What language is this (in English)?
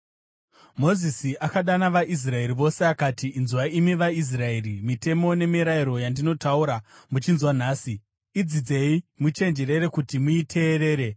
Shona